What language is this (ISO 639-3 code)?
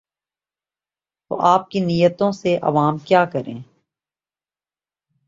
urd